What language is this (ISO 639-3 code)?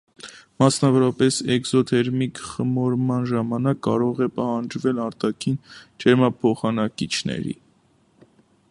hye